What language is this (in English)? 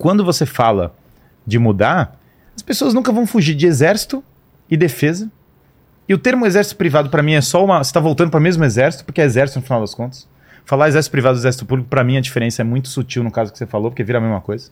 Portuguese